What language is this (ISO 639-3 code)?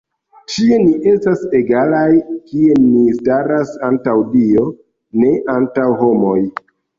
epo